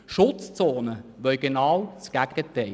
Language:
Swiss German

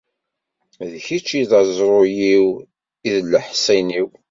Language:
Kabyle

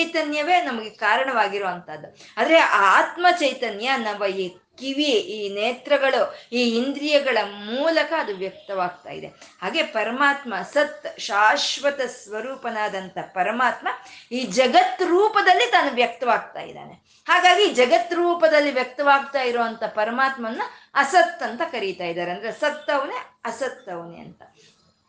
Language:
Kannada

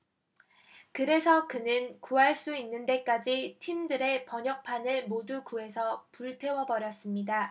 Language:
Korean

